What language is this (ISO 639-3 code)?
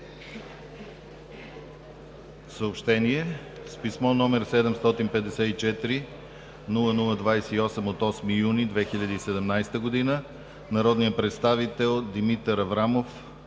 bul